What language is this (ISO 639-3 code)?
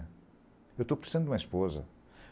por